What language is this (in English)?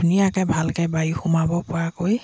Assamese